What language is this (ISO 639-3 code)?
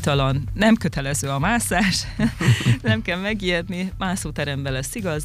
hun